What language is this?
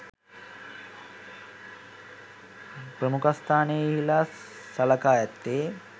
Sinhala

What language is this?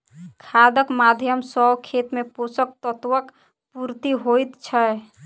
Maithili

